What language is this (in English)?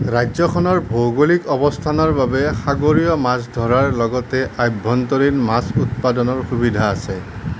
Assamese